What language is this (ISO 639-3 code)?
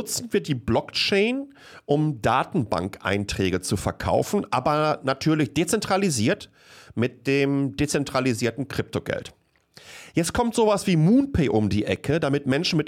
deu